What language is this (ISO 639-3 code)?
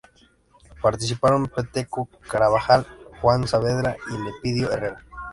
spa